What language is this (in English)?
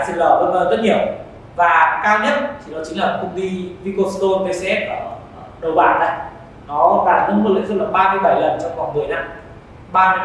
Vietnamese